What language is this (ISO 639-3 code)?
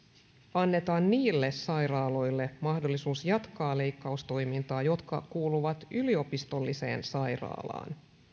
fin